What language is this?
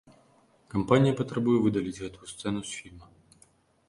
Belarusian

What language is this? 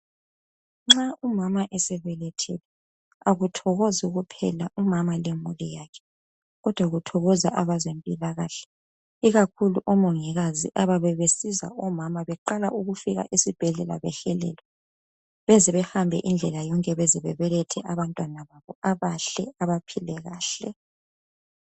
North Ndebele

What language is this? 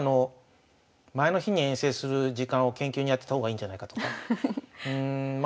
Japanese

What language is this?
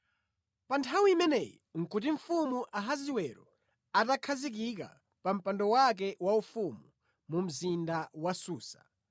Nyanja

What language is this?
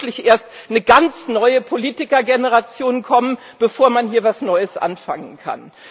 German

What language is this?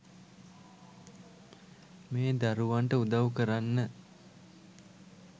Sinhala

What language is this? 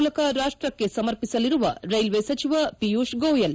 Kannada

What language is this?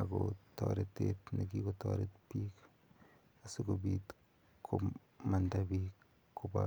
Kalenjin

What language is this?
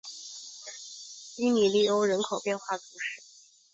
Chinese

